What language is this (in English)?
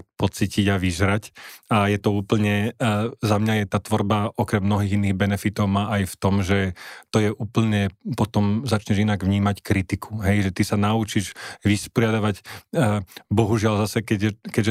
Slovak